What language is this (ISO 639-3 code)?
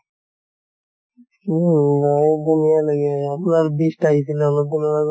asm